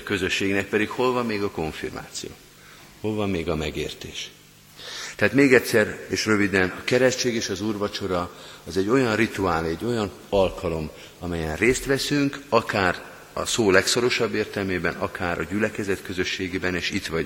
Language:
Hungarian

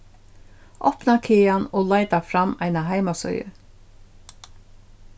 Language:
Faroese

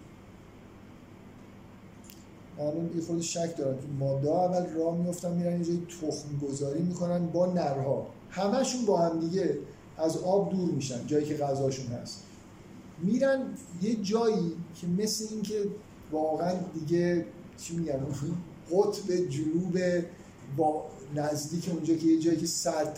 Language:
Persian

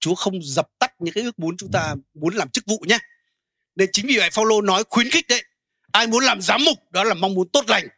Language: Vietnamese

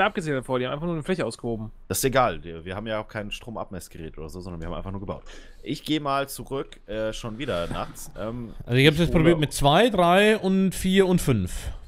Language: German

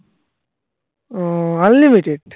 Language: Bangla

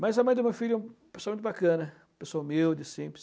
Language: Portuguese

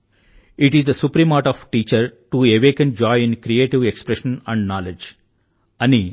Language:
Telugu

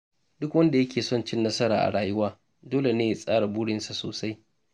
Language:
Hausa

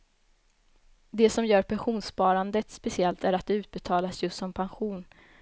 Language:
Swedish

